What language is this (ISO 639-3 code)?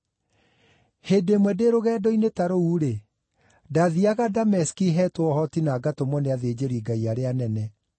kik